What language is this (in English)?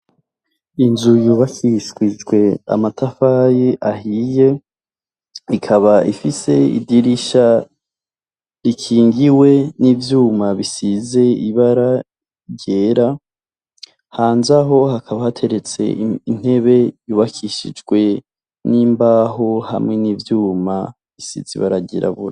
Rundi